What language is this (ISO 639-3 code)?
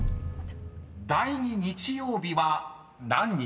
jpn